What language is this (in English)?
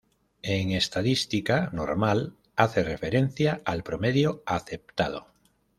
Spanish